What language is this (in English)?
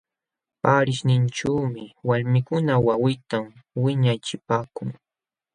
Jauja Wanca Quechua